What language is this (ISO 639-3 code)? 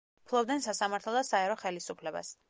kat